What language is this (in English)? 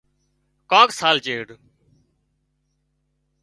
Wadiyara Koli